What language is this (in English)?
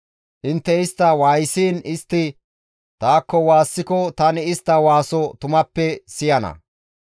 Gamo